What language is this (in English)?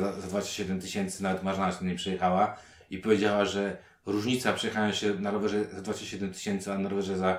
Polish